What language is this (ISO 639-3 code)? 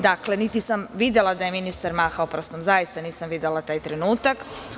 srp